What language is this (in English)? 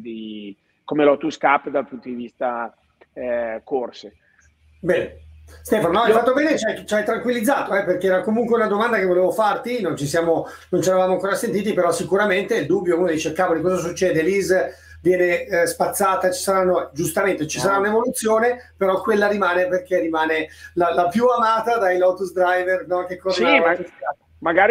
Italian